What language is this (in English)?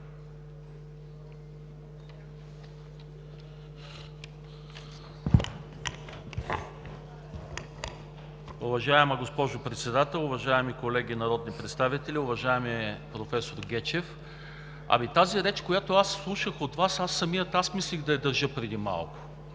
Bulgarian